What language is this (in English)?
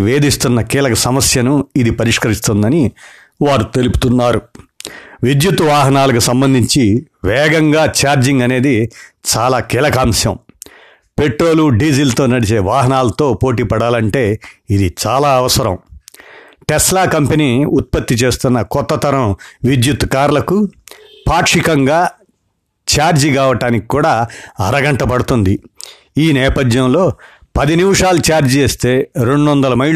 Telugu